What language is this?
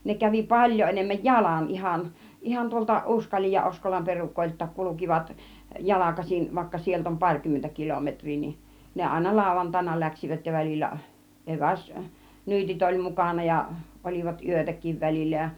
Finnish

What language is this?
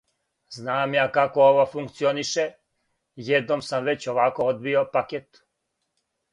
Serbian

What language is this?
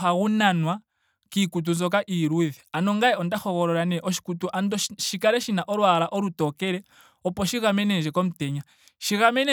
Ndonga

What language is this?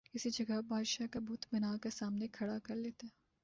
Urdu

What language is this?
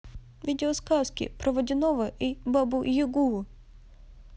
Russian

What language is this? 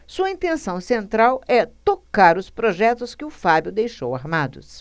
Portuguese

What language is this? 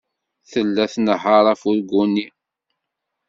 Kabyle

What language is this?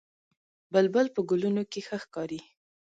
Pashto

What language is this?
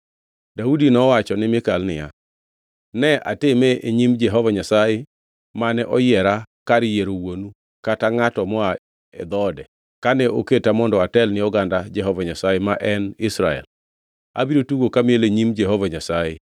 Luo (Kenya and Tanzania)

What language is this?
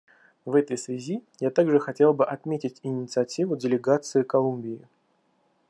Russian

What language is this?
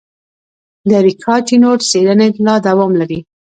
Pashto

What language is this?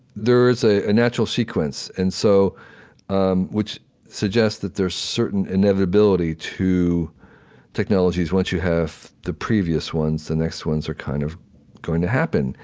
English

